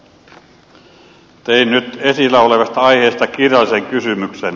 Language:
Finnish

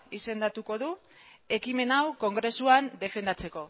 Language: Basque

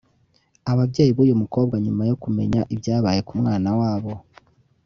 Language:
Kinyarwanda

